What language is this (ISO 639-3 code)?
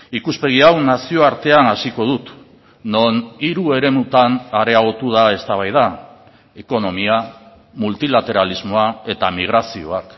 eus